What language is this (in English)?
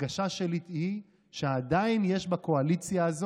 Hebrew